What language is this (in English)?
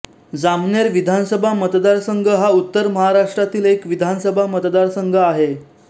Marathi